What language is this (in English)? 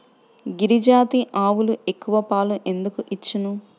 Telugu